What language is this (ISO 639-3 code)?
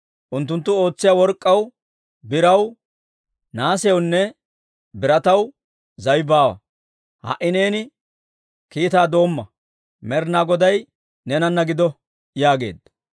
dwr